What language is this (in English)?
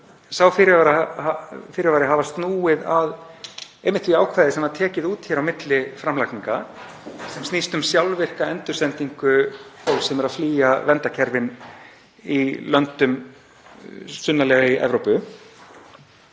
Icelandic